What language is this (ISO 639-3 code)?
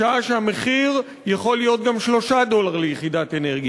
heb